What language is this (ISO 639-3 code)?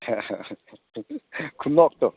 mni